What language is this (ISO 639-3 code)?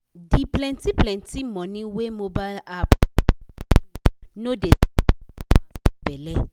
pcm